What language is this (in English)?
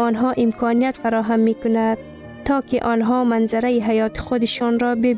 Persian